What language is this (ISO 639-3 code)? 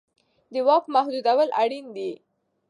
pus